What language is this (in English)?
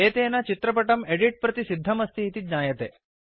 Sanskrit